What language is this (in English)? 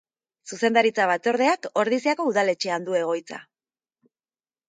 Basque